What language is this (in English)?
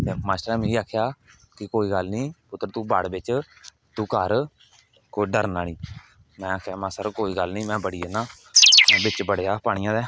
Dogri